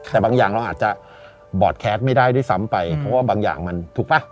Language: Thai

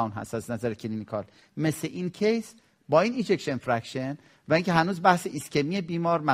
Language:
Persian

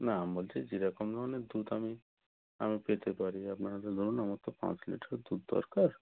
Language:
Bangla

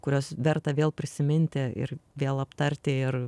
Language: Lithuanian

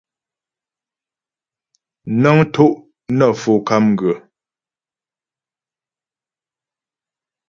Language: Ghomala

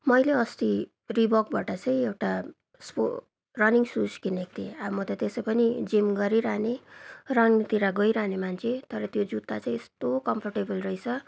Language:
Nepali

